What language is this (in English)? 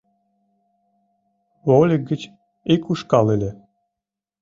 Mari